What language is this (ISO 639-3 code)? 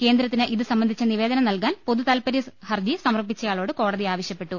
mal